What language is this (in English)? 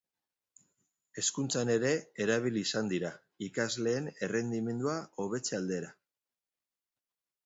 Basque